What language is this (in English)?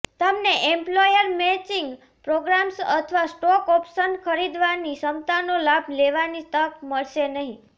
Gujarati